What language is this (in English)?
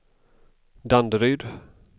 Swedish